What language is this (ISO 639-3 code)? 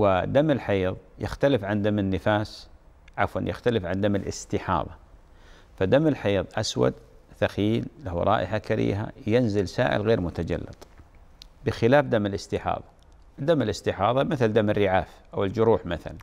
ara